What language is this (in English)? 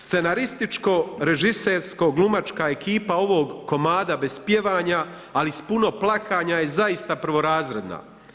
Croatian